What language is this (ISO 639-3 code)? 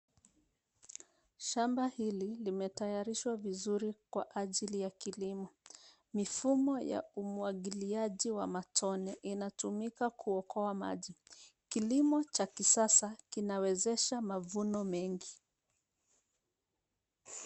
swa